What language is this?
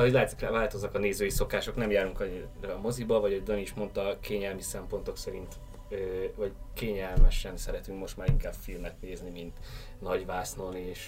Hungarian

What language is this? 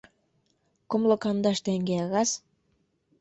Mari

